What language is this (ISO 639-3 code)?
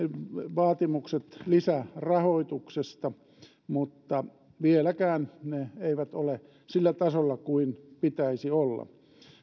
fin